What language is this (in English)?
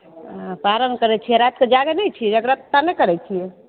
Maithili